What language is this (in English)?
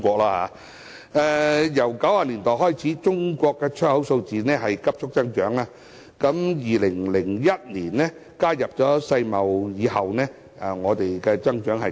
Cantonese